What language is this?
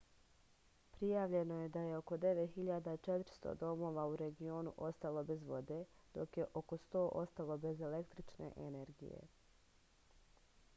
Serbian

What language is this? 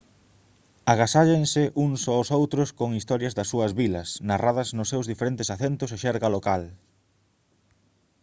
Galician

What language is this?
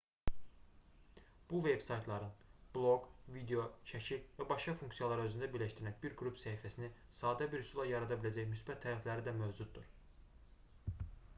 Azerbaijani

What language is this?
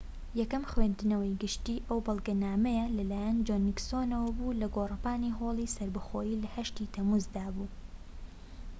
Central Kurdish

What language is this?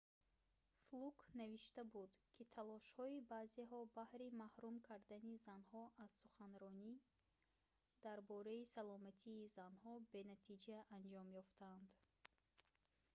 Tajik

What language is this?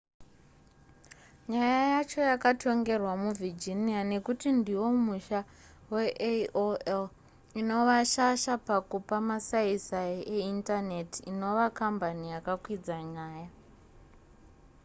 Shona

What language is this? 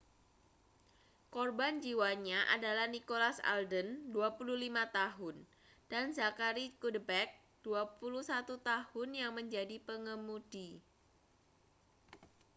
Indonesian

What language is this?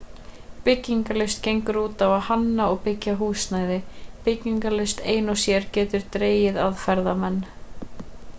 Icelandic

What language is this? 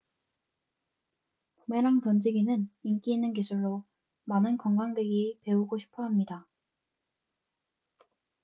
Korean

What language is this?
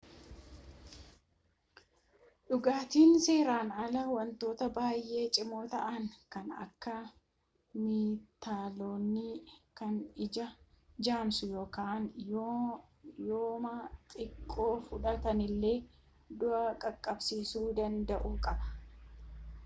Oromo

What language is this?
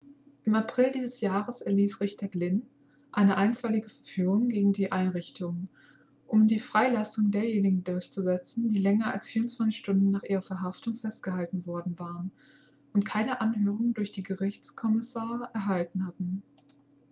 German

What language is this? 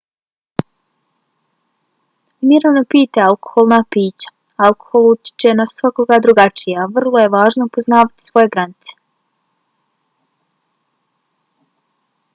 Bosnian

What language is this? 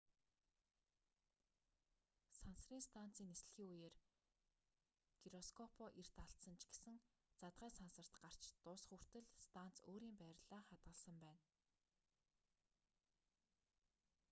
Mongolian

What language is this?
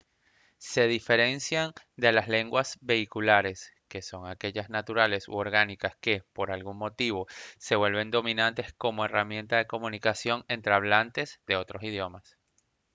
Spanish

